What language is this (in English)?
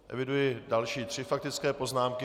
Czech